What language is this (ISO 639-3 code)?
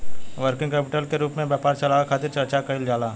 bho